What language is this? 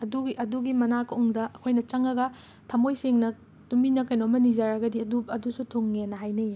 Manipuri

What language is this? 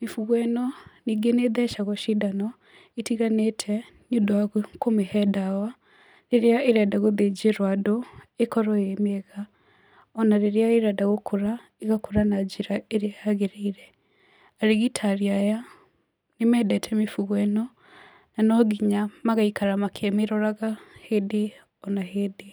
Kikuyu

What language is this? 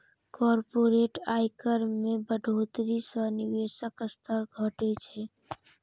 Maithili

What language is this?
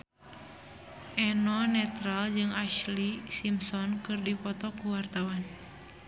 Sundanese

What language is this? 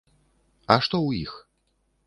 Belarusian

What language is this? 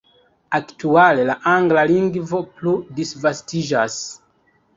Esperanto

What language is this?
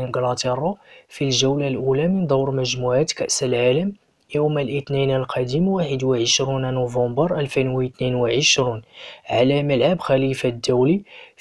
Arabic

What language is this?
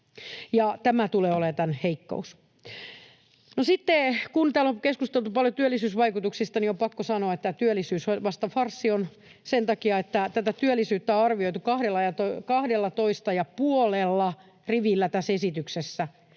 Finnish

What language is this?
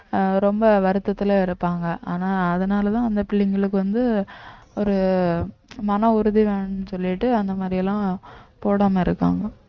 Tamil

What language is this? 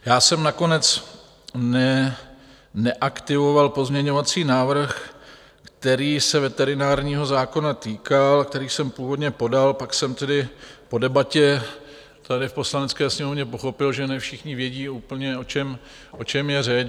Czech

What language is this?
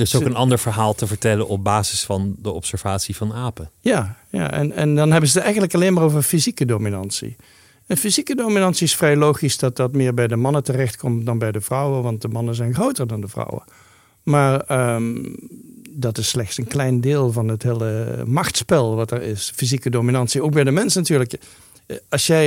Dutch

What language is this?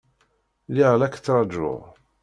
Kabyle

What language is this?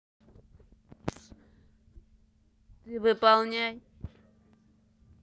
Russian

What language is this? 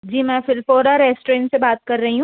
Hindi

